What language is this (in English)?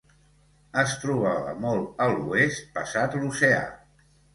Catalan